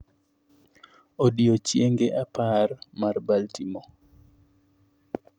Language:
Luo (Kenya and Tanzania)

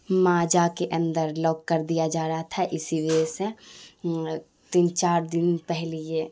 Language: Urdu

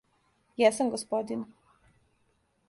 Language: Serbian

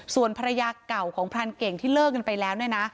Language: Thai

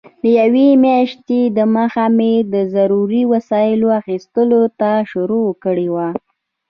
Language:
Pashto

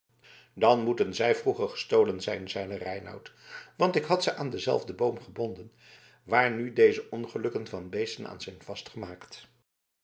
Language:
Dutch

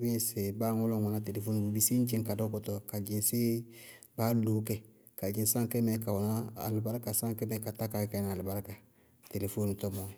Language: Bago-Kusuntu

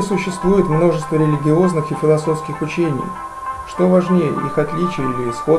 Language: Russian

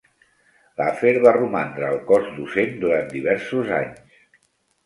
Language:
Catalan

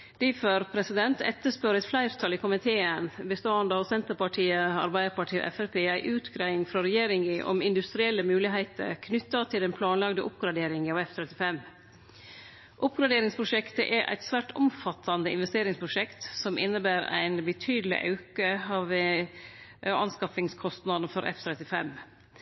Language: Norwegian Nynorsk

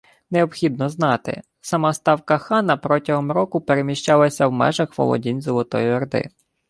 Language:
Ukrainian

